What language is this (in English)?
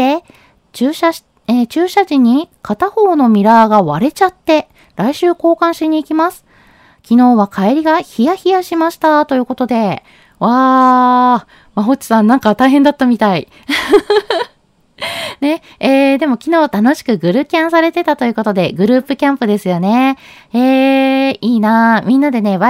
Japanese